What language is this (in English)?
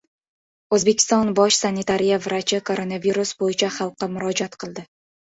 Uzbek